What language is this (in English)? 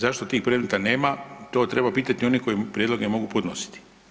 Croatian